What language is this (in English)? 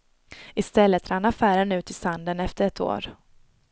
Swedish